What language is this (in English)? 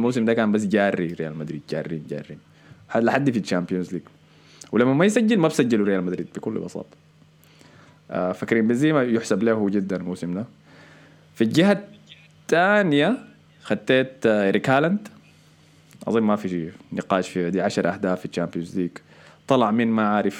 Arabic